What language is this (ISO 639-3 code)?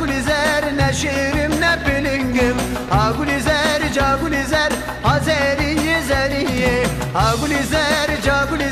tur